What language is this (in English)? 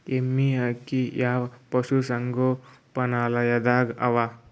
Kannada